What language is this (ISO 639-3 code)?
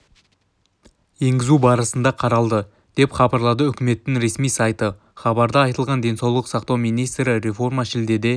kaz